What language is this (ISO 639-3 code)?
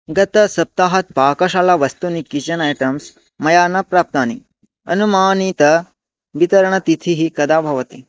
san